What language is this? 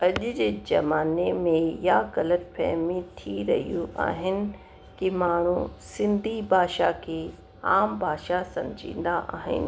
Sindhi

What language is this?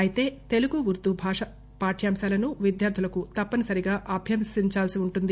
Telugu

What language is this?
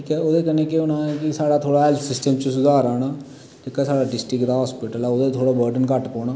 Dogri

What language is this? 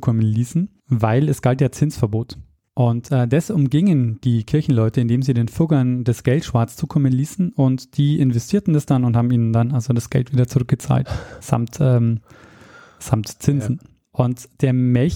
German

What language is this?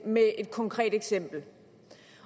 Danish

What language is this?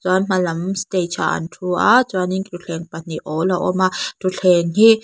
Mizo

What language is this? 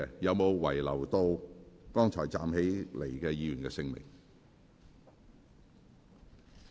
Cantonese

